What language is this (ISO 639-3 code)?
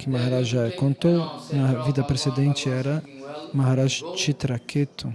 por